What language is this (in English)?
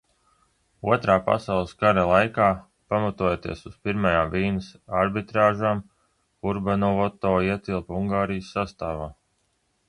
Latvian